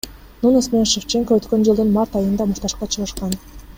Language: Kyrgyz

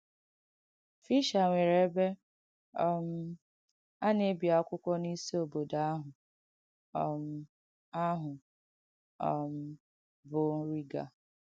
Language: Igbo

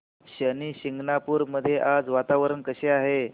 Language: Marathi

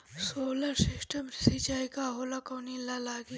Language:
Bhojpuri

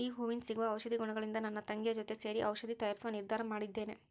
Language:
Kannada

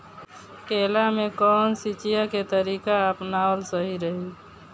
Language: Bhojpuri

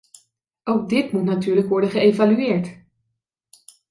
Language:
Dutch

